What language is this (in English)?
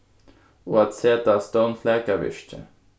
Faroese